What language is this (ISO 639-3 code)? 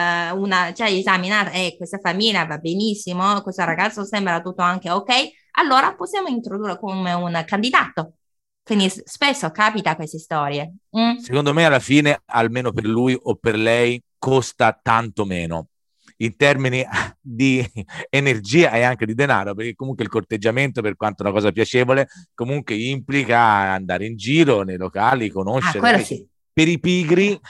ita